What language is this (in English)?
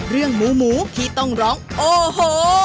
Thai